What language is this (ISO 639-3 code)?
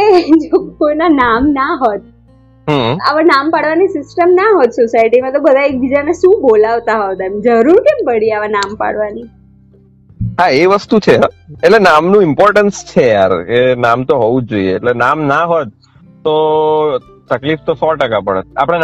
guj